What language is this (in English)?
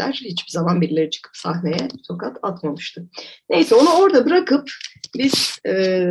Turkish